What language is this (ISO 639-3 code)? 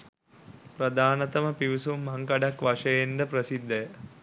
sin